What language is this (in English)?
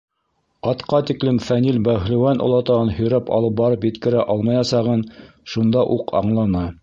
Bashkir